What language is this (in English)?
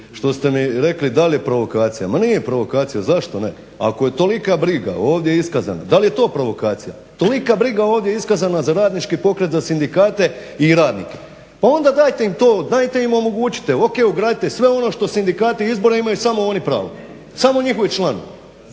Croatian